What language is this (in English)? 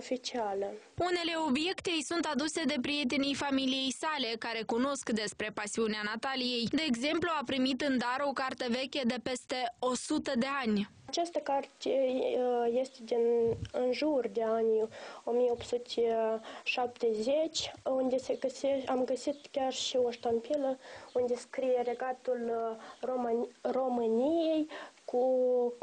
Romanian